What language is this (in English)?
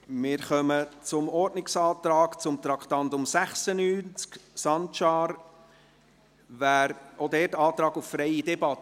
Swiss German